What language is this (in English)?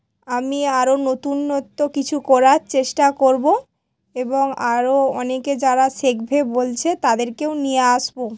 Bangla